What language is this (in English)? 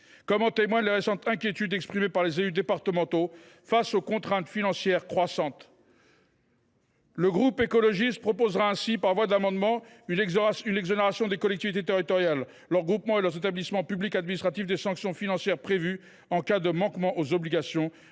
French